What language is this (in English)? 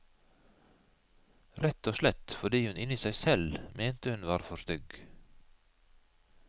Norwegian